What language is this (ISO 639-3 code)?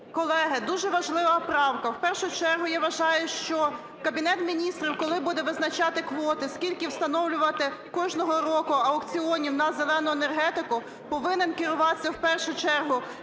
ukr